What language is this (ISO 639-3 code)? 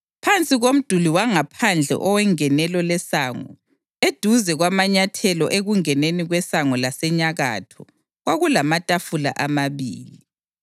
nde